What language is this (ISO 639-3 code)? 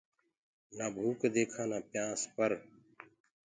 ggg